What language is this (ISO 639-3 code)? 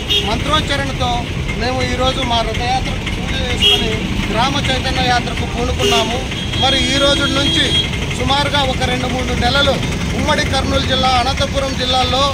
tel